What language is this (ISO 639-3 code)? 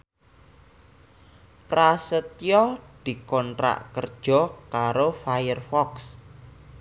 jav